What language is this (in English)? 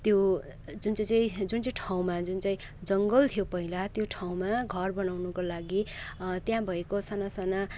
Nepali